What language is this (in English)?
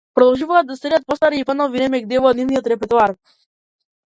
Macedonian